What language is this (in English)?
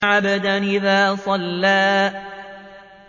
Arabic